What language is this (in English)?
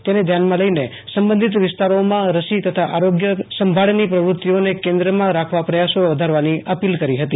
Gujarati